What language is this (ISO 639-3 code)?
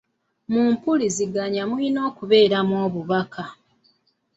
lug